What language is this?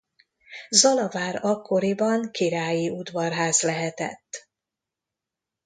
Hungarian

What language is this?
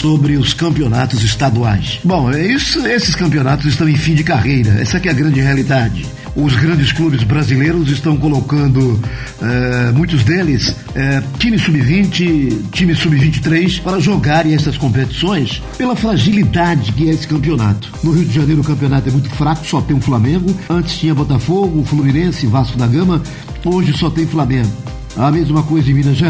Portuguese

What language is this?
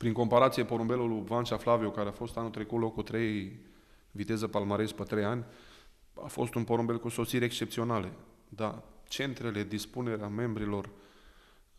Romanian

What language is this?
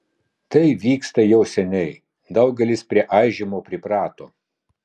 Lithuanian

